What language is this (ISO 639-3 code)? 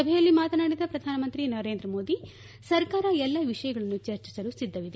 kan